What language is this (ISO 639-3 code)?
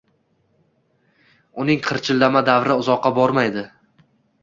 uzb